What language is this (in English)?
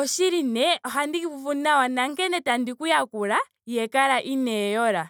Ndonga